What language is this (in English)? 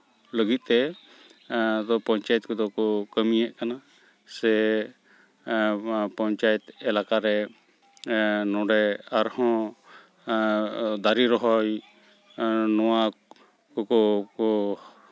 Santali